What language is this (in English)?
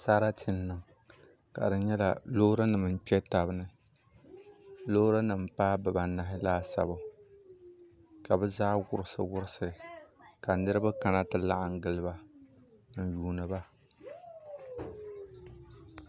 Dagbani